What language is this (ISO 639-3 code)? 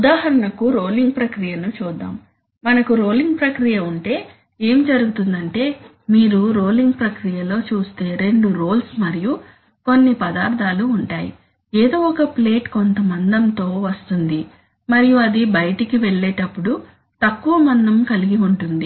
tel